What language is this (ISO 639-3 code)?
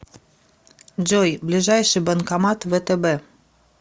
rus